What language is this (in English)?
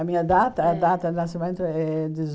Portuguese